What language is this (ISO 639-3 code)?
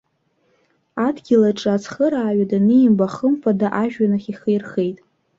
abk